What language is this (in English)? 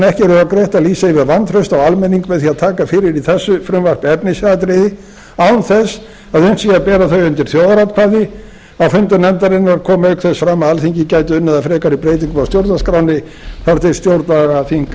Icelandic